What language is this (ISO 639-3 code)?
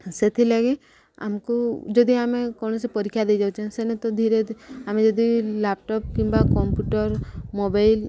ori